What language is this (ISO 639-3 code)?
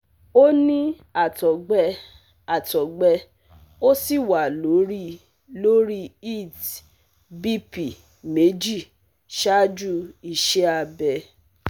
yor